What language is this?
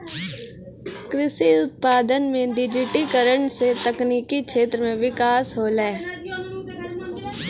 Maithili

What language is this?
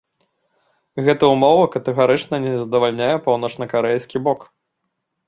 Belarusian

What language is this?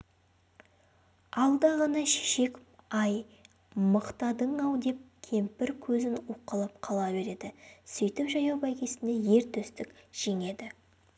Kazakh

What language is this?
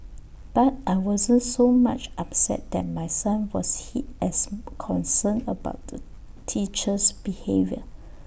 English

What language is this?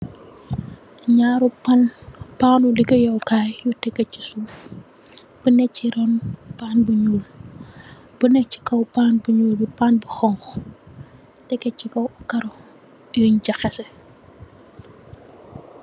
Wolof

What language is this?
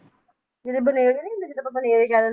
Punjabi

